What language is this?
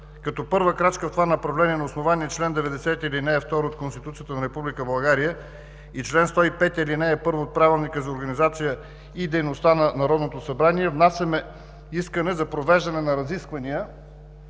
Bulgarian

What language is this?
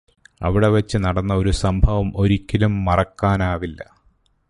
Malayalam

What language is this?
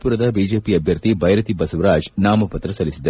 Kannada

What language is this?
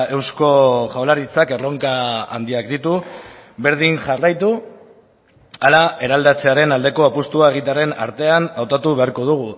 Basque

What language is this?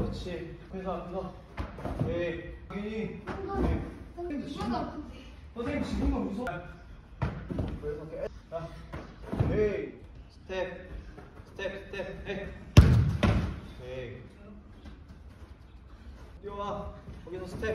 Korean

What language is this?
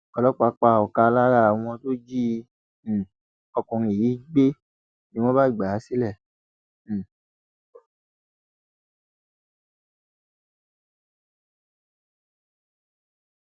Yoruba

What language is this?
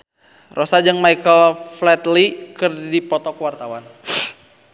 Sundanese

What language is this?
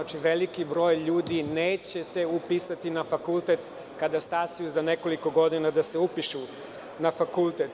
Serbian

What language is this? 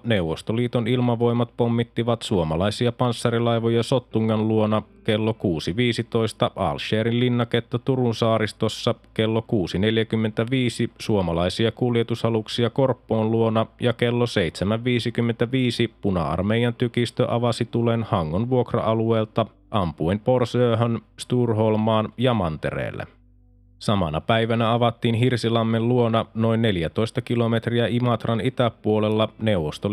Finnish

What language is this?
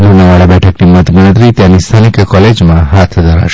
Gujarati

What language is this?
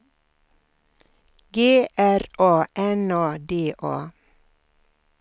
Swedish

